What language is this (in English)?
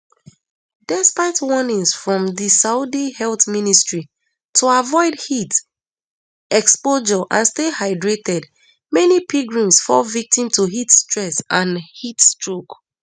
Nigerian Pidgin